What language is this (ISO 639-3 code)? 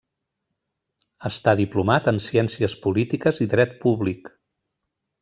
cat